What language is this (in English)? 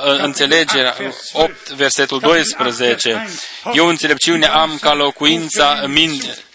Romanian